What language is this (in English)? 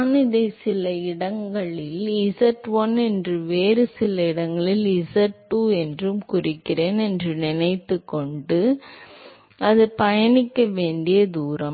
Tamil